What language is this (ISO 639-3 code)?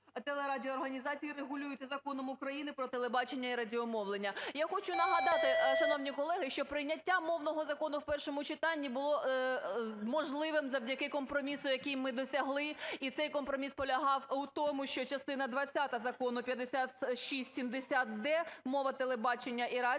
ukr